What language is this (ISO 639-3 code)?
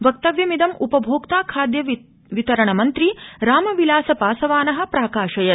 san